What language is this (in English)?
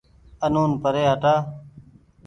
Goaria